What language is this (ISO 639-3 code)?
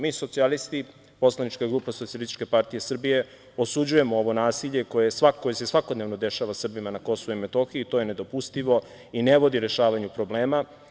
srp